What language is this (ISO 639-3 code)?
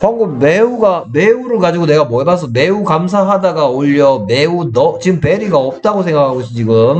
kor